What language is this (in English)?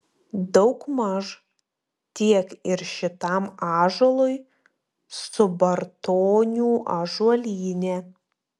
Lithuanian